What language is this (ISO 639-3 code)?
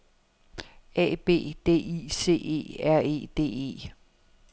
dan